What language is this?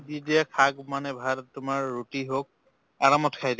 Assamese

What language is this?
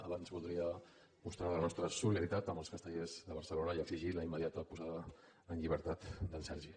Catalan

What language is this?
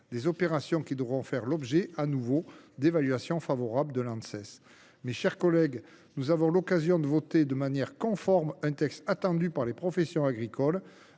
French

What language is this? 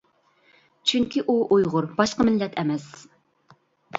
Uyghur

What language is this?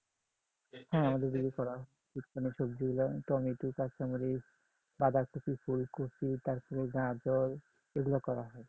Bangla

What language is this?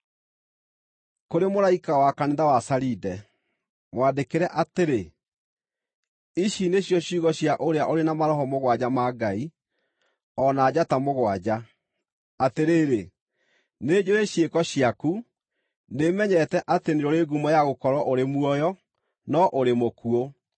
Kikuyu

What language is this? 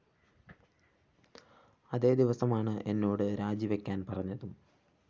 Malayalam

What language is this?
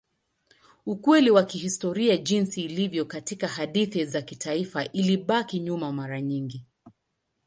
Swahili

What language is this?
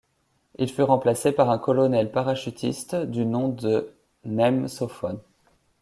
French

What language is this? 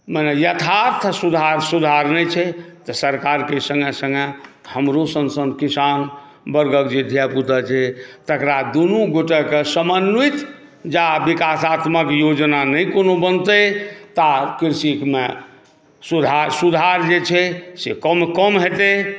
Maithili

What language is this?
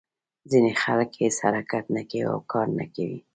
Pashto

